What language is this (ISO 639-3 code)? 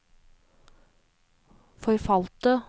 nor